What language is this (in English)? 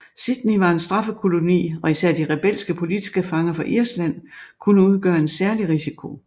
Danish